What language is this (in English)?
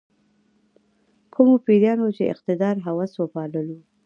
Pashto